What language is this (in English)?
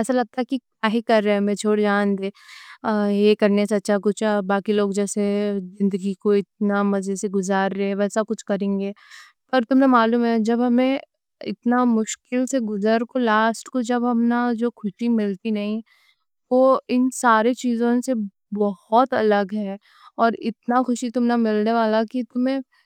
Deccan